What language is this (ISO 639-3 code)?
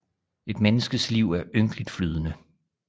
dan